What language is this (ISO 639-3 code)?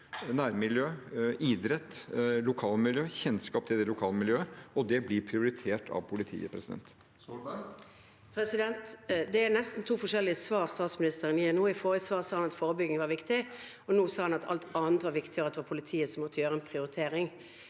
nor